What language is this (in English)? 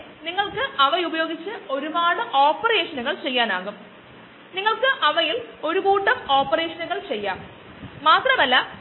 Malayalam